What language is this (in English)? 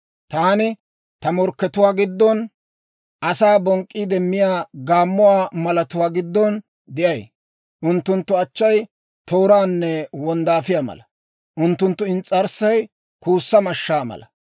Dawro